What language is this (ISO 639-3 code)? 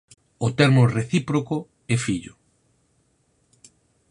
glg